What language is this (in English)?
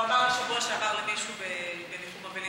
Hebrew